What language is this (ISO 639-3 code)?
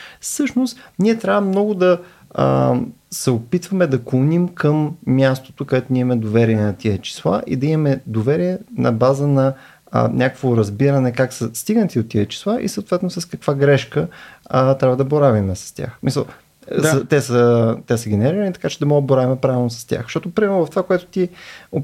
bul